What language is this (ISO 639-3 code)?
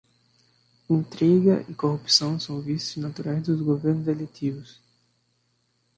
por